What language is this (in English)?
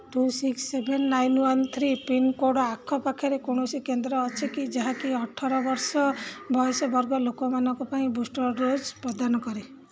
Odia